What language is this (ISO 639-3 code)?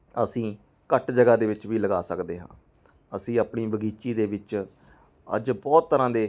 pan